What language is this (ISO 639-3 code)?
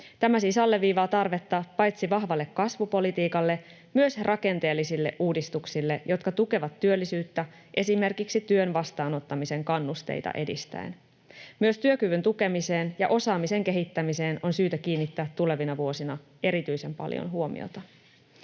fin